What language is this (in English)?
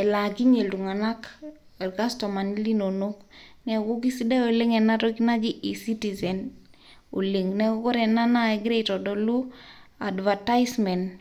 Masai